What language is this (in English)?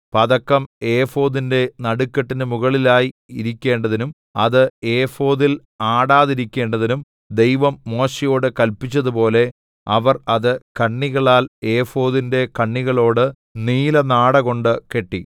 Malayalam